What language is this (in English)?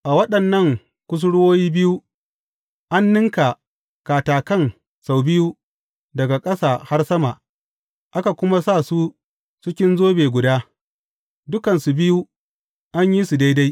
Hausa